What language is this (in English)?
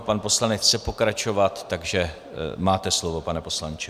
Czech